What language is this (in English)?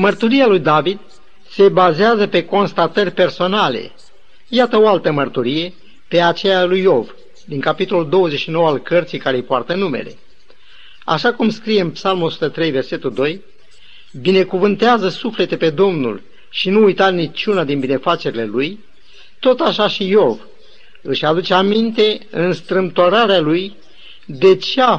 Romanian